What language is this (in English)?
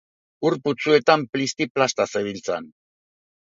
Basque